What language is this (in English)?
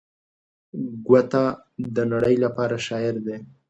Pashto